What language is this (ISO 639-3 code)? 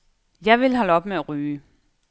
dan